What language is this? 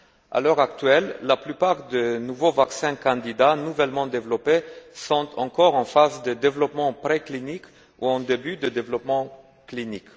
French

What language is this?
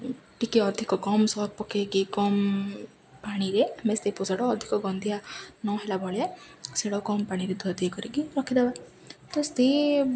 Odia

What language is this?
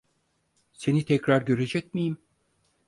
Turkish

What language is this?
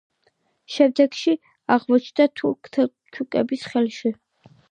Georgian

